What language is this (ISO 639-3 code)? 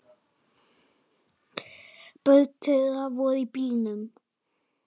isl